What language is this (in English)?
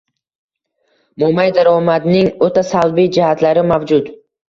Uzbek